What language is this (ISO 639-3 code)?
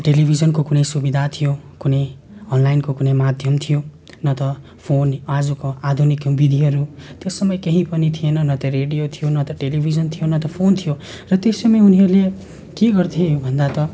nep